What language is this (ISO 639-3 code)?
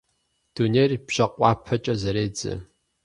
kbd